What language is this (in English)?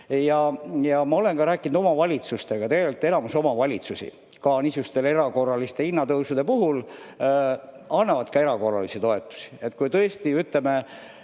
Estonian